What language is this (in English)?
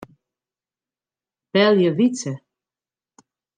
Western Frisian